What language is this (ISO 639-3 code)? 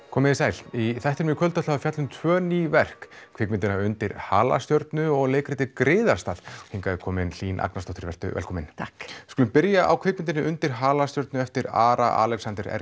isl